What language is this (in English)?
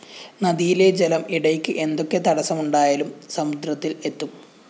Malayalam